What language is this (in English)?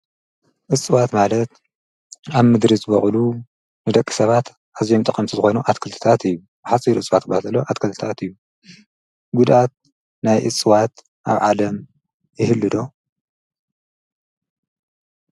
Tigrinya